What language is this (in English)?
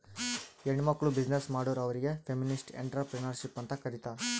Kannada